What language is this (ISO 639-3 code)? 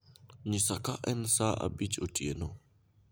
luo